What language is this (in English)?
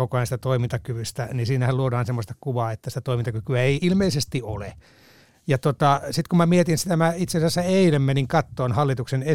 Finnish